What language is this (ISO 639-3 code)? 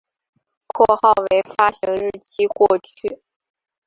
zho